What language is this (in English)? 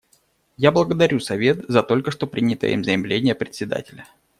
Russian